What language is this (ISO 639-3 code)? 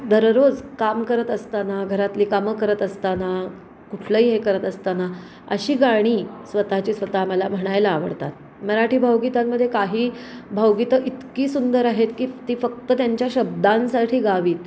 mar